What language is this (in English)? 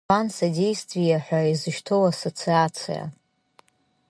Abkhazian